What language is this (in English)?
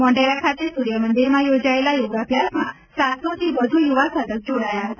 Gujarati